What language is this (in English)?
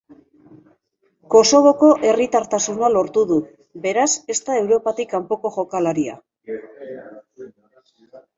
Basque